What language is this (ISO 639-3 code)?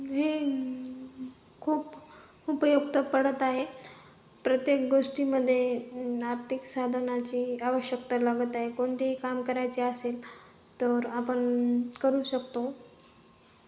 mar